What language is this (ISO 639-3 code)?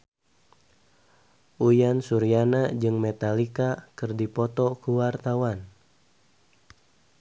sun